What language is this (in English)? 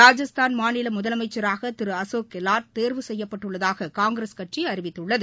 Tamil